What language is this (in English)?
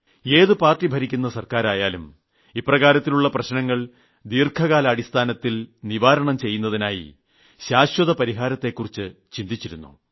Malayalam